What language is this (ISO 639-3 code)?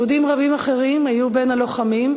heb